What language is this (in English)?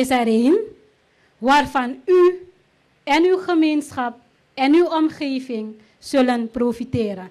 Dutch